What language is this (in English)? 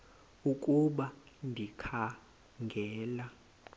Xhosa